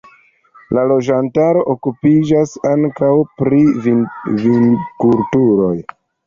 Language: Esperanto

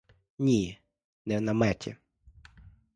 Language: Ukrainian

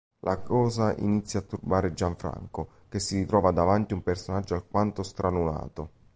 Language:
Italian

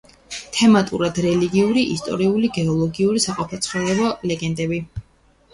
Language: Georgian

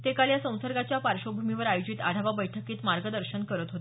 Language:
Marathi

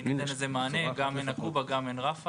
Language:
Hebrew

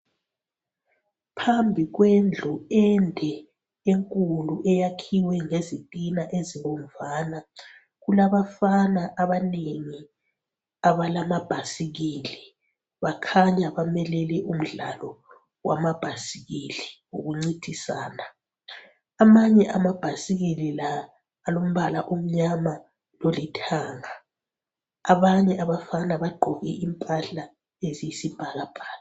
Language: North Ndebele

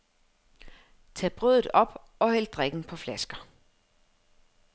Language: Danish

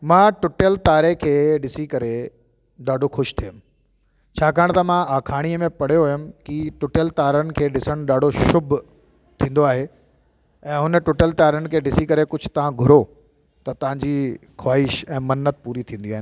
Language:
Sindhi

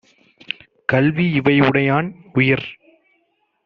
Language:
Tamil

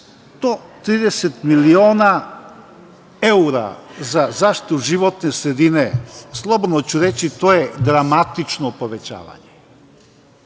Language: Serbian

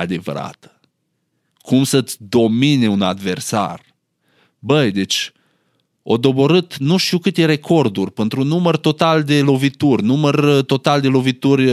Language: Romanian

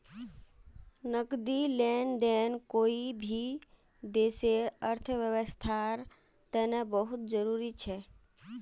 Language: Magahi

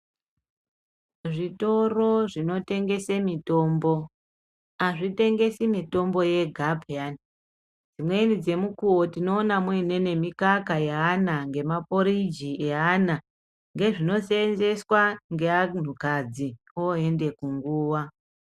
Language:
Ndau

